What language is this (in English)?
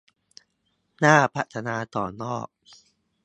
Thai